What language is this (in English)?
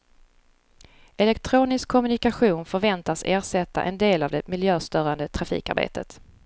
Swedish